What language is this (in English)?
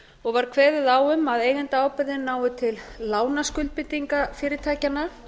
Icelandic